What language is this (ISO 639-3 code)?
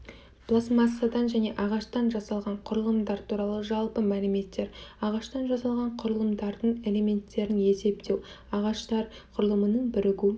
kaz